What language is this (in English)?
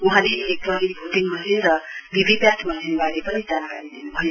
Nepali